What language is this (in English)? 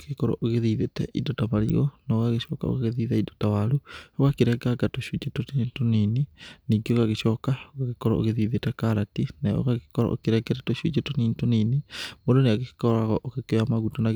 Kikuyu